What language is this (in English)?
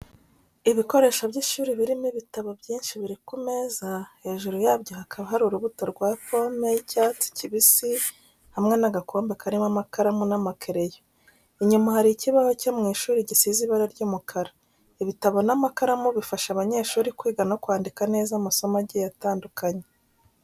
Kinyarwanda